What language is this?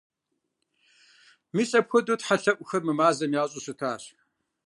Kabardian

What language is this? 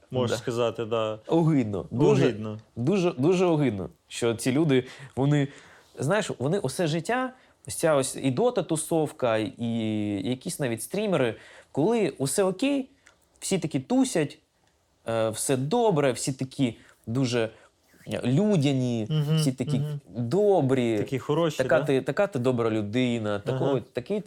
Ukrainian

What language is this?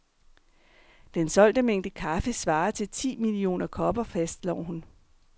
Danish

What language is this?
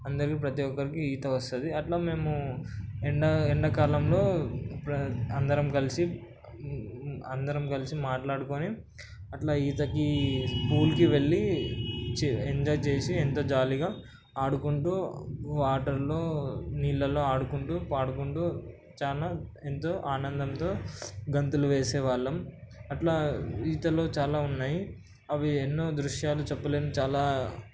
Telugu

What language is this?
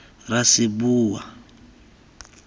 Tswana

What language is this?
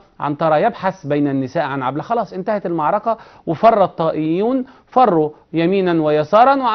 Arabic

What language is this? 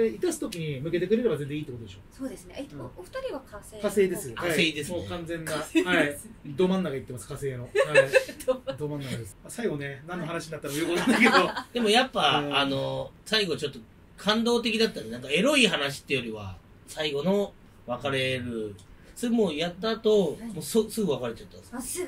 Japanese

